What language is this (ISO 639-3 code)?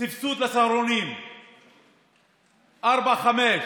heb